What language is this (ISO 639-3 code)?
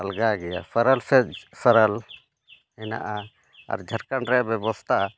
sat